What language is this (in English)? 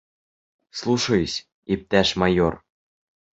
Bashkir